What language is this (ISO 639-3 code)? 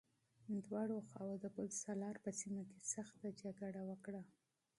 pus